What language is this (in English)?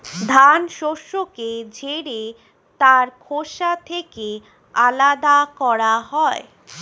Bangla